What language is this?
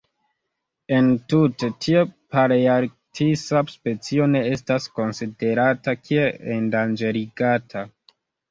Esperanto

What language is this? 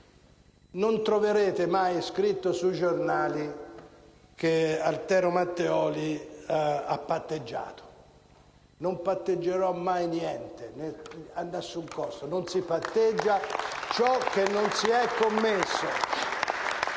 Italian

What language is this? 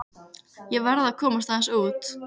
Icelandic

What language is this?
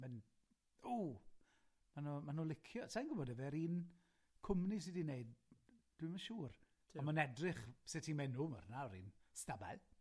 Welsh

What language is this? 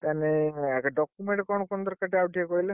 Odia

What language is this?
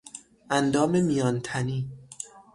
Persian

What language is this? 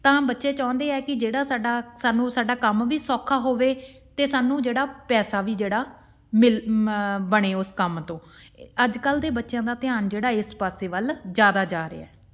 Punjabi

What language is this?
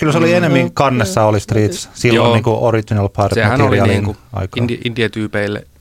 Finnish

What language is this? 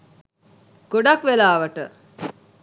Sinhala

